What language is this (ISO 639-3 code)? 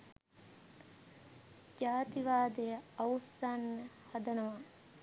sin